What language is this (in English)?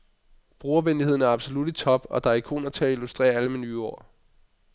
Danish